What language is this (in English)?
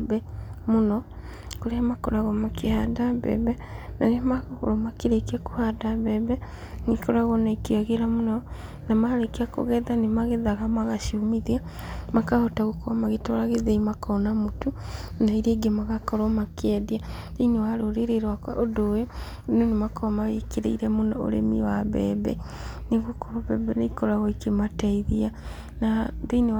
Kikuyu